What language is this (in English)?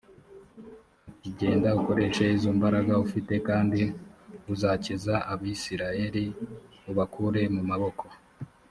Kinyarwanda